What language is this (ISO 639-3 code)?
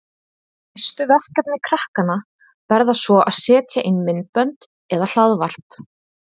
isl